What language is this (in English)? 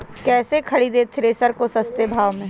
Magahi